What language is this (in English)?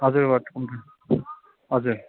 Nepali